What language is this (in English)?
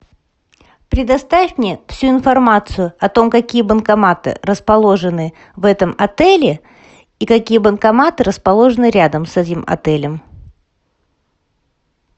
Russian